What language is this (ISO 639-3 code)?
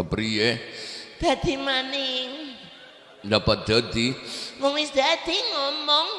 ind